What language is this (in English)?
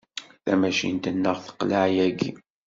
Kabyle